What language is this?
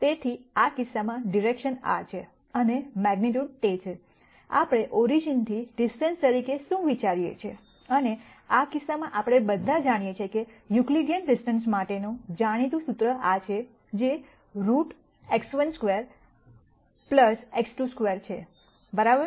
Gujarati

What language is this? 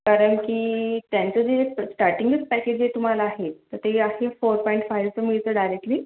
Marathi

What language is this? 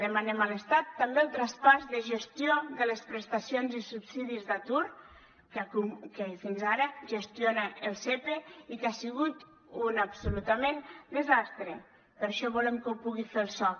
Catalan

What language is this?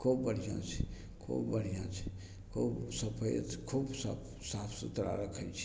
Maithili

